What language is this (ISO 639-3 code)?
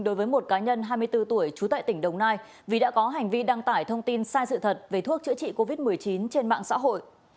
vie